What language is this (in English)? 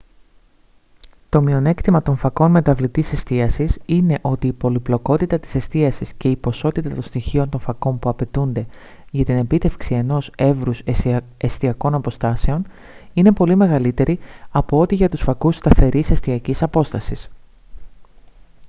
Greek